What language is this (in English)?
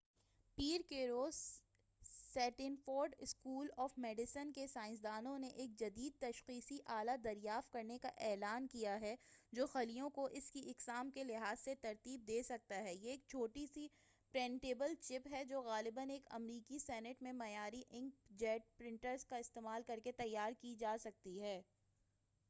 Urdu